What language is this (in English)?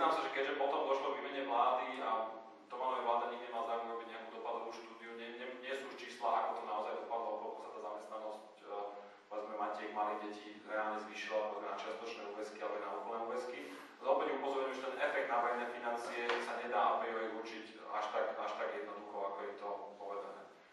Slovak